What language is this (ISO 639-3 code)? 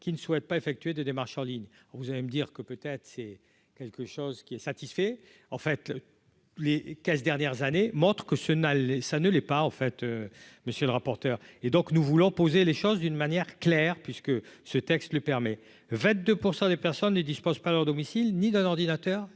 fra